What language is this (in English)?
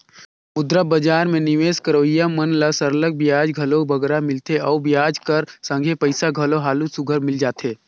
Chhattisgarhi